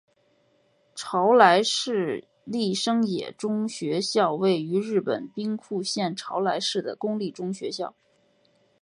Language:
Chinese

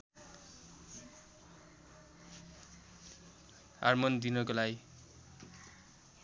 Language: Nepali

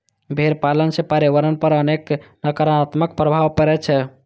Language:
Maithili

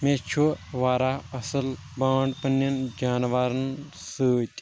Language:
Kashmiri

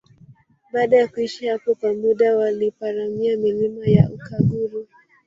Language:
Swahili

